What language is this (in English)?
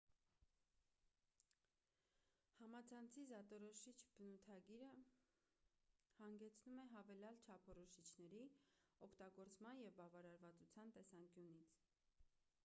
Armenian